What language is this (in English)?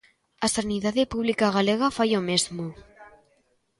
Galician